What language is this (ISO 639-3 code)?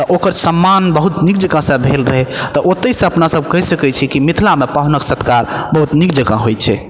mai